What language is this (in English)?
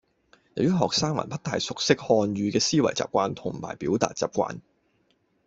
Cantonese